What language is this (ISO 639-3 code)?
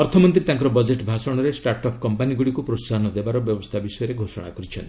ori